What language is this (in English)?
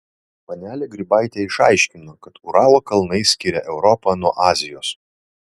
Lithuanian